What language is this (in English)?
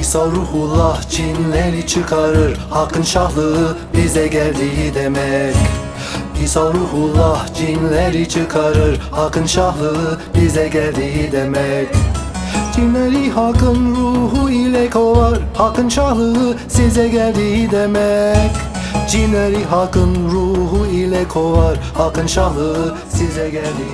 Turkish